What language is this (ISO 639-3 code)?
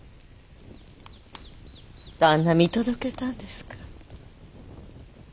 jpn